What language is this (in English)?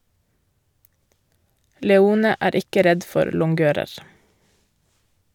Norwegian